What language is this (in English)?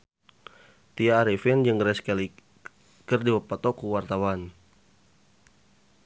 Sundanese